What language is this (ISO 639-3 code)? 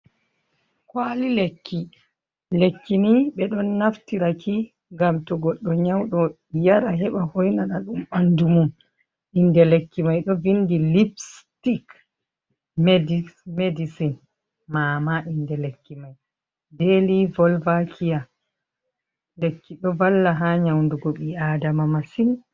ful